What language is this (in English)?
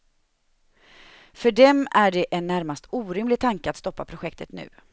Swedish